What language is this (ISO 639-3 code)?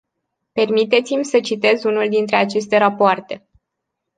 ron